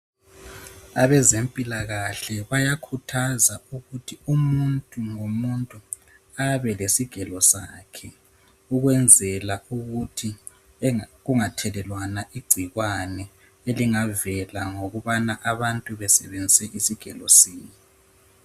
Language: North Ndebele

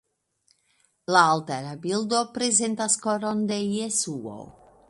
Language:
Esperanto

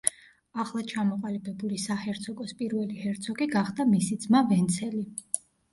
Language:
Georgian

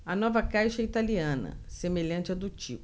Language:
Portuguese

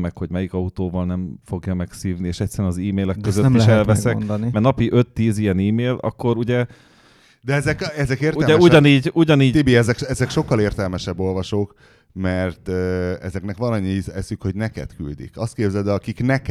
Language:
Hungarian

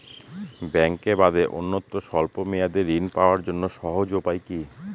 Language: Bangla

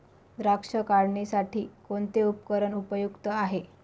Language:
Marathi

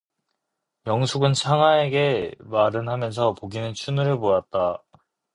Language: Korean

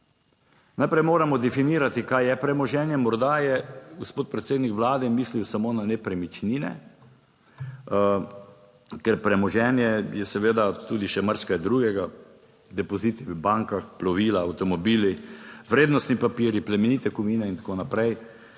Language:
Slovenian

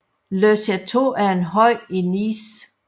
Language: Danish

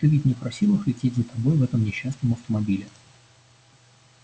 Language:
Russian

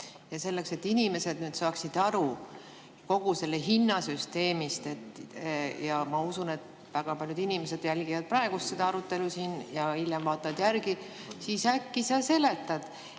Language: Estonian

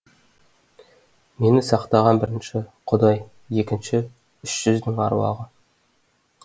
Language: Kazakh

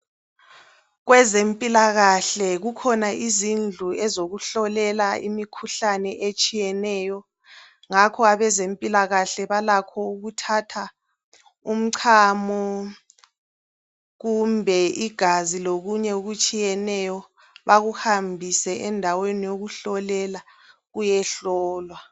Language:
North Ndebele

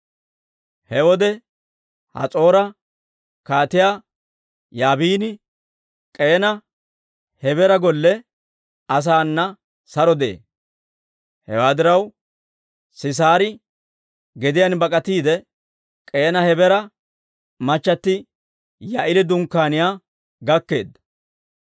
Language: Dawro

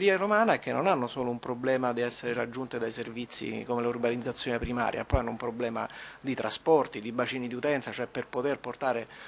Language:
Italian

